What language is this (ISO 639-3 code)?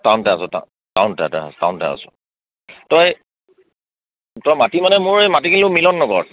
asm